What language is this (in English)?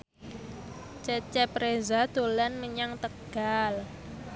Javanese